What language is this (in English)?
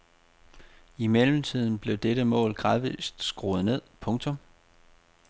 Danish